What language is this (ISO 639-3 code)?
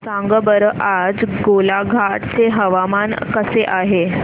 mar